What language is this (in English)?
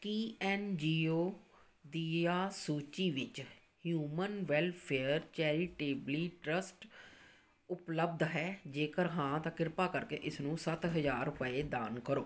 Punjabi